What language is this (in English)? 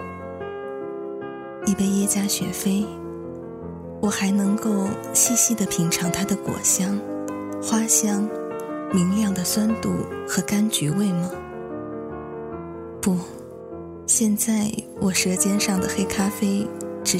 Chinese